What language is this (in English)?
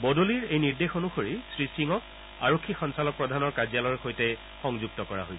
Assamese